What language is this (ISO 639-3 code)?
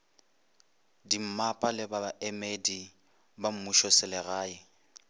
nso